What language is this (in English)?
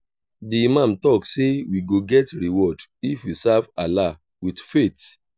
Nigerian Pidgin